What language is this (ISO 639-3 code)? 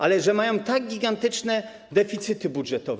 pol